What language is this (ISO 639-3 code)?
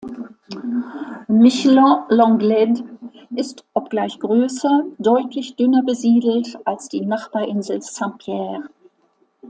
deu